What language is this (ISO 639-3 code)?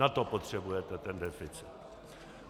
ces